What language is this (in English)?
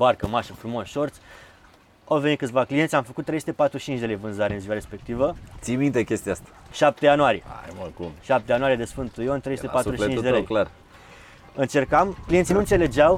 Romanian